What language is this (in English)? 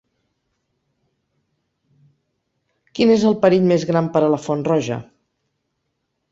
Catalan